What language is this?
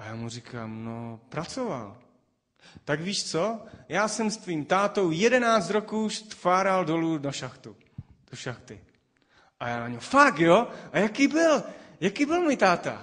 Czech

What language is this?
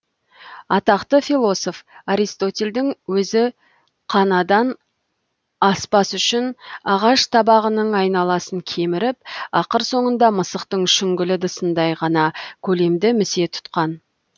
Kazakh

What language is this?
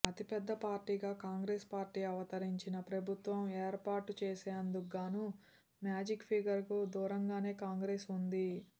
Telugu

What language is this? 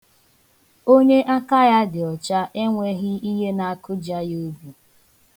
Igbo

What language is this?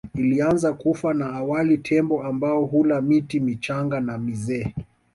Swahili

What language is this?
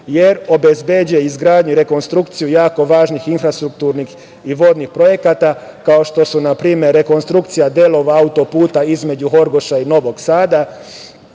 Serbian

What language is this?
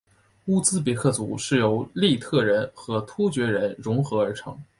Chinese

